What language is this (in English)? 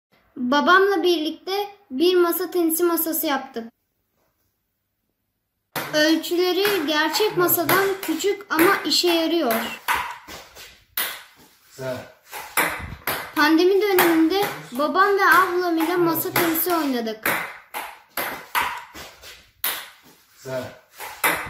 Turkish